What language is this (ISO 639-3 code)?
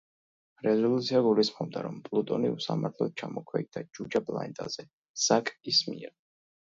kat